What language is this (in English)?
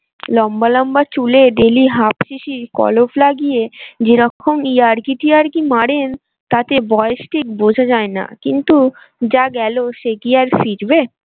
Bangla